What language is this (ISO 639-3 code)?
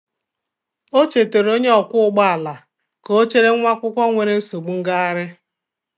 ibo